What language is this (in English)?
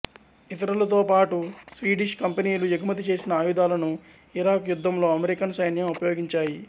Telugu